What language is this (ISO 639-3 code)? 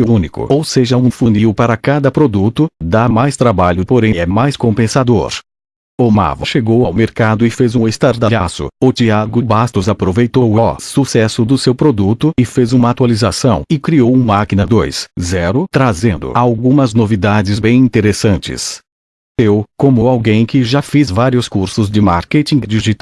por